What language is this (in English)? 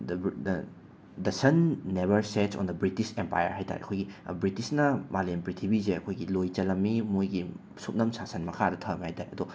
Manipuri